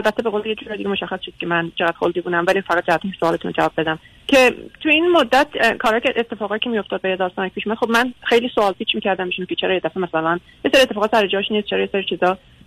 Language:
Persian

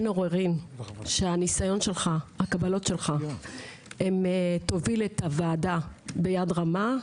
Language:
Hebrew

